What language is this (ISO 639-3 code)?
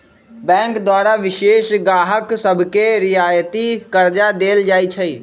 mag